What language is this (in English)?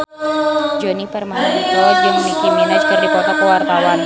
Sundanese